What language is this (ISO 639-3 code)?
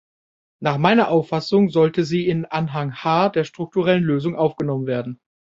deu